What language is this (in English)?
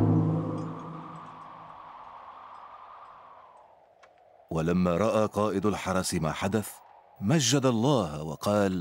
Arabic